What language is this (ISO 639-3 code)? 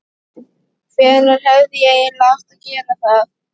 isl